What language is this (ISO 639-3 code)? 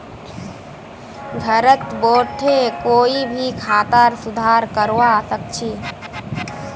mag